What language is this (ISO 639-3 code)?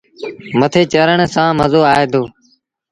sbn